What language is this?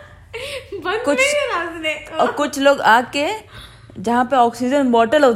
Hindi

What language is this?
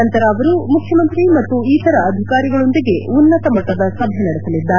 Kannada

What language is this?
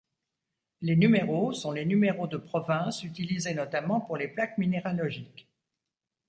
French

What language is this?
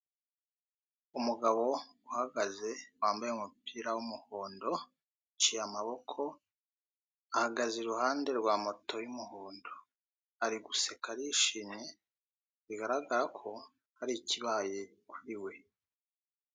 Kinyarwanda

